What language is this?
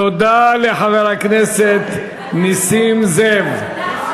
Hebrew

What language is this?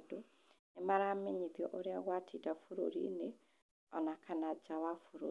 Kikuyu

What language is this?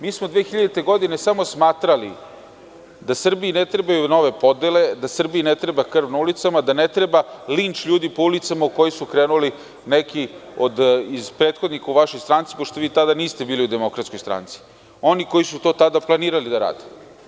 Serbian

